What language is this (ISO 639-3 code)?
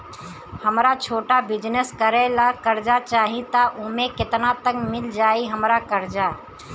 bho